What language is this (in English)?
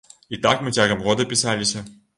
Belarusian